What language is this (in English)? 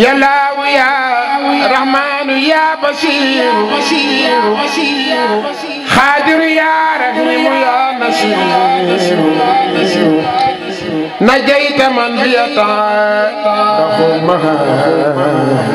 Arabic